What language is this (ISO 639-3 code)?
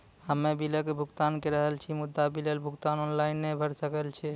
mai